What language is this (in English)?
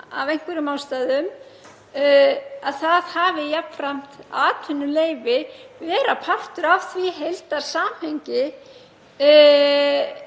Icelandic